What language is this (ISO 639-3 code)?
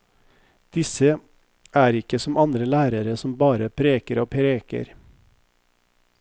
nor